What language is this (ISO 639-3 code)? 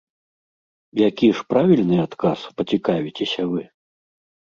bel